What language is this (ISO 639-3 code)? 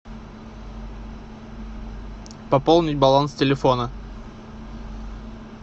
rus